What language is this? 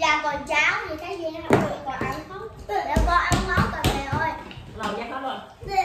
Vietnamese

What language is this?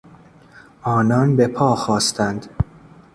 Persian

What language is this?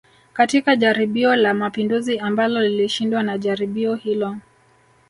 Swahili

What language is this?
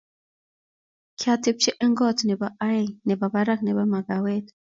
Kalenjin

